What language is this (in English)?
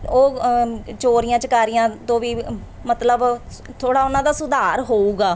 Punjabi